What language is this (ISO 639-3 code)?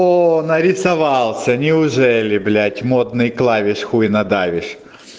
rus